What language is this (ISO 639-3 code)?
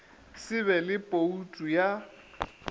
nso